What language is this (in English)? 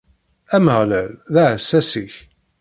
Kabyle